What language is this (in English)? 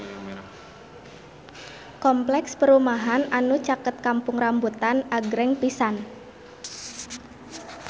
Sundanese